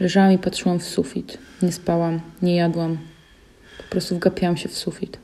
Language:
Polish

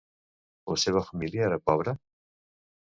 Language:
Catalan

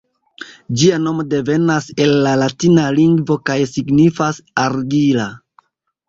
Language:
Esperanto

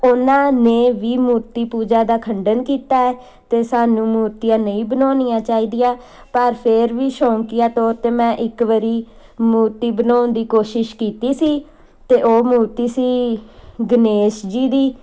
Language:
Punjabi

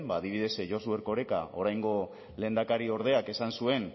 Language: Basque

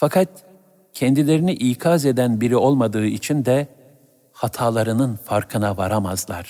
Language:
Turkish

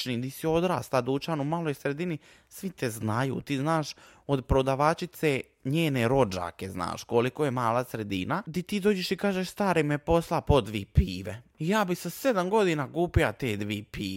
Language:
Croatian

